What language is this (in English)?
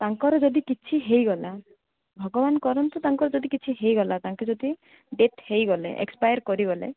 Odia